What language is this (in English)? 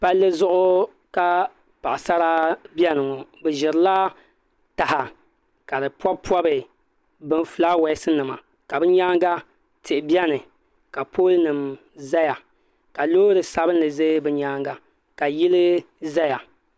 Dagbani